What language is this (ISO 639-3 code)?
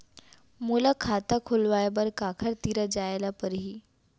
hne